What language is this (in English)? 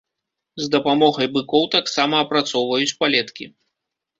Belarusian